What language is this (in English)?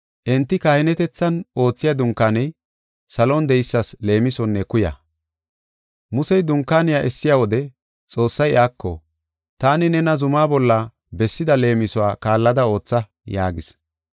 Gofa